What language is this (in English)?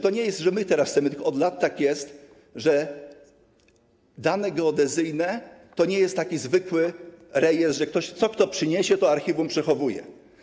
Polish